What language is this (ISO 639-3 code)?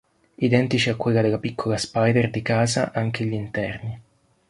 ita